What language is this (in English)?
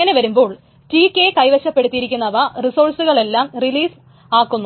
Malayalam